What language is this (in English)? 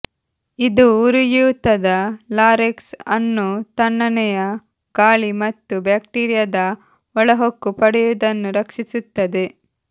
Kannada